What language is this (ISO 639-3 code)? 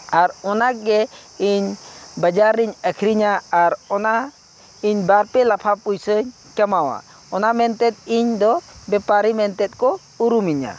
sat